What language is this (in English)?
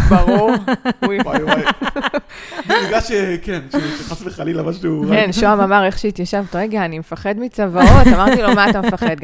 Hebrew